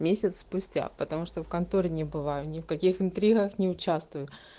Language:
Russian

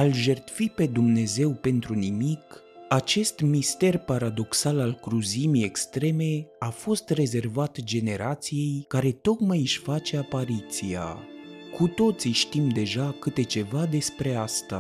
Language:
Romanian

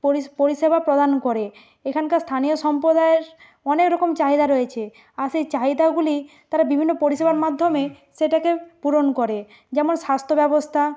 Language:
Bangla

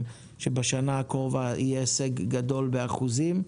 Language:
Hebrew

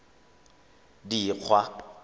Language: Tswana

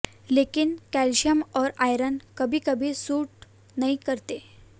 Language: Hindi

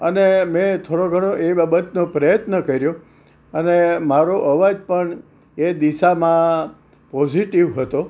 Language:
Gujarati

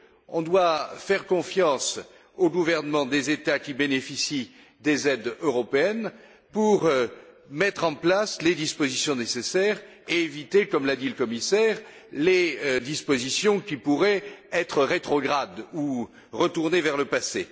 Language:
French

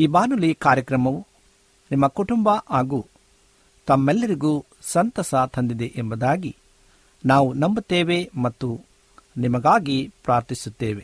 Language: Kannada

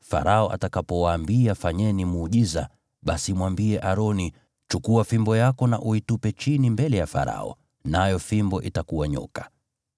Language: Swahili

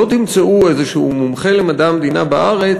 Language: Hebrew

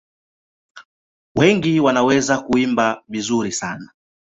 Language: Swahili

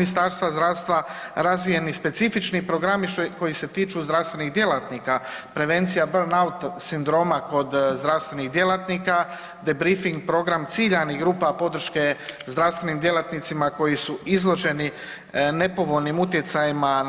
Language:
Croatian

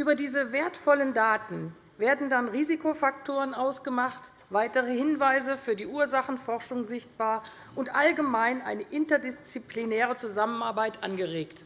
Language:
German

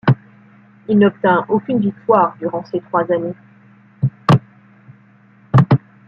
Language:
French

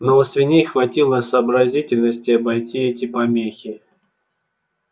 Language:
Russian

